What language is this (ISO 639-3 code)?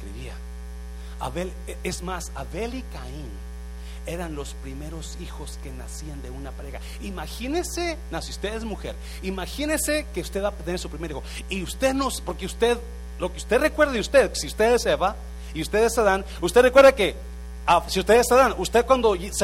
spa